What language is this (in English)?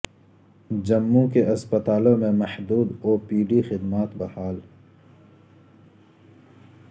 Urdu